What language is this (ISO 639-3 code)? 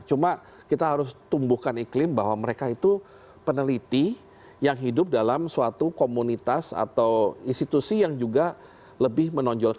ind